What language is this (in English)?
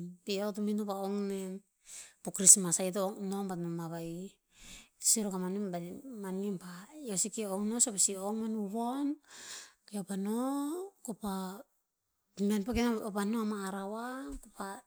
Tinputz